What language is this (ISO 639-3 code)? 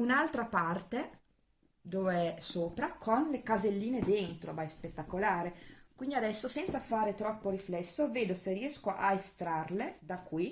ita